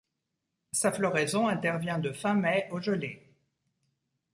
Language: French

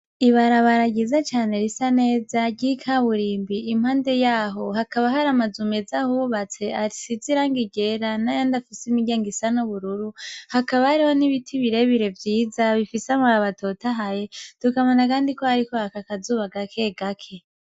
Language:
Rundi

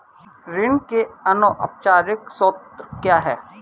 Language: Hindi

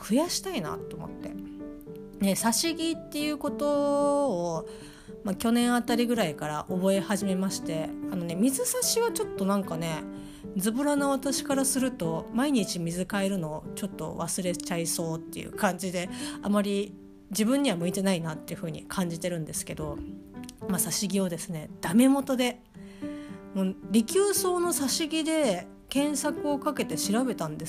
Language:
Japanese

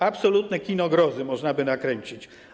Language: Polish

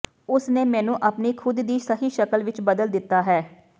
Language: Punjabi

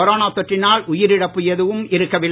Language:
Tamil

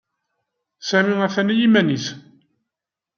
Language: Kabyle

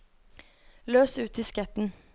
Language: Norwegian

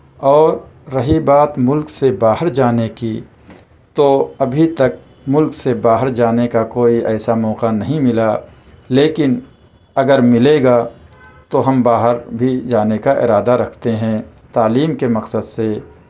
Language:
Urdu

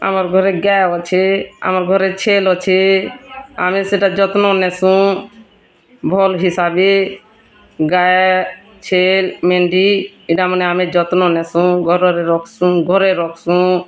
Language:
Odia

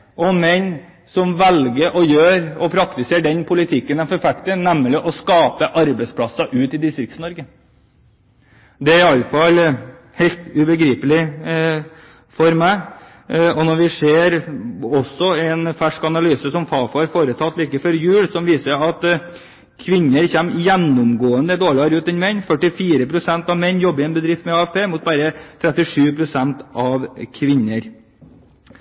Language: Norwegian Bokmål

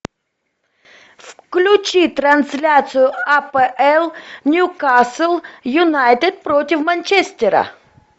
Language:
Russian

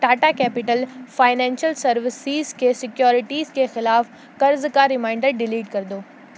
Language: Urdu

